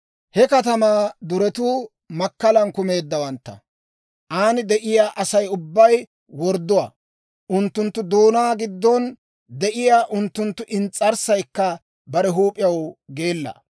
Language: Dawro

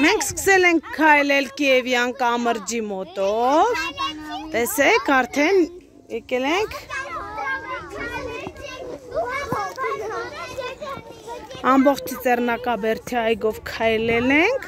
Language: Turkish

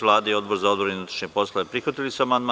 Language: Serbian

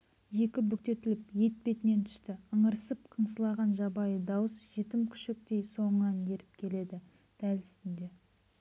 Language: Kazakh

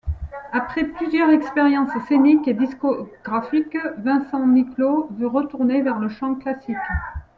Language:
French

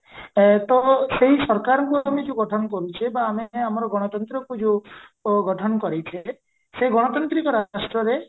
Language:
Odia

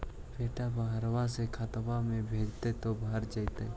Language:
Magahi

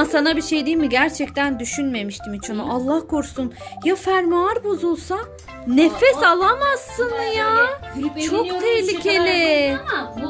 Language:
Turkish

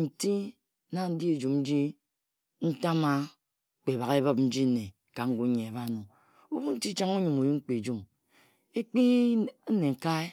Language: Ejagham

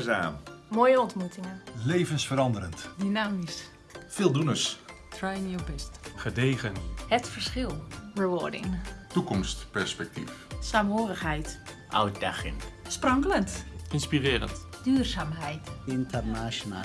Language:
Dutch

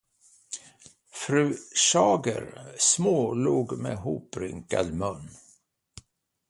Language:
Swedish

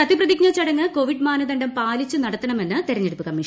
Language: Malayalam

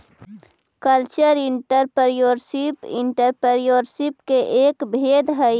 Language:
Magahi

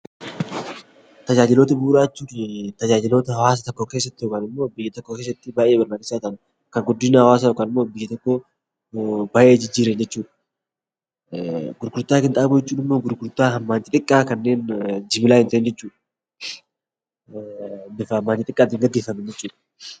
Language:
Oromo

